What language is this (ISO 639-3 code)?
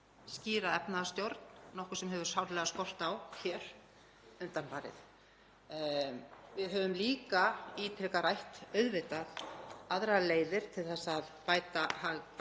isl